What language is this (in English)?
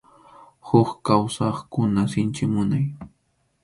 Arequipa-La Unión Quechua